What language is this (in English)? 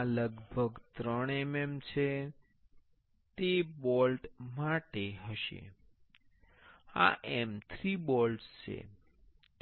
Gujarati